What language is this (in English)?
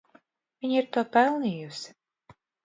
Latvian